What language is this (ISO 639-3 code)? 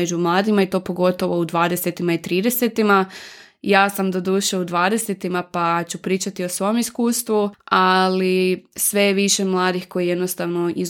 hrv